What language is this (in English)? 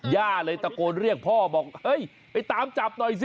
Thai